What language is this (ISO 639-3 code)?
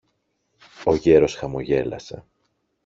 ell